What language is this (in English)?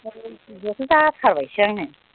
Bodo